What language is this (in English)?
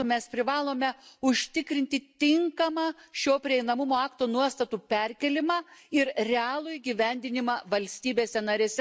Lithuanian